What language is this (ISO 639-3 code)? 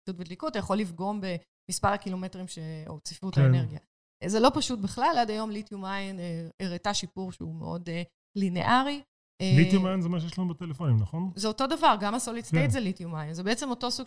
heb